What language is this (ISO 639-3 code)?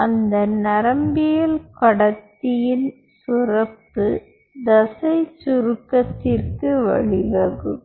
tam